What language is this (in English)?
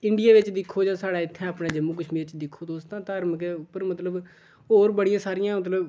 Dogri